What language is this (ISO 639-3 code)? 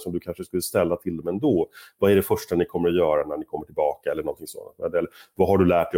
swe